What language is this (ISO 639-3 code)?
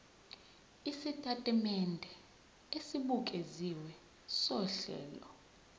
zul